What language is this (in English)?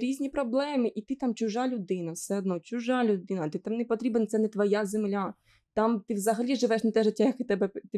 Ukrainian